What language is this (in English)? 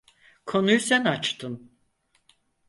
Turkish